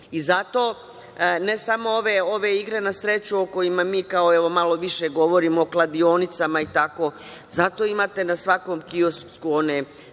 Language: Serbian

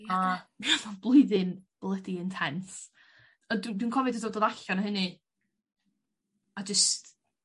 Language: Welsh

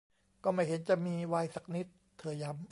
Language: Thai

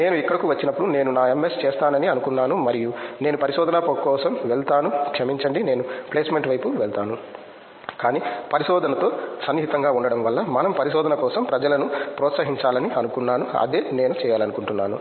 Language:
Telugu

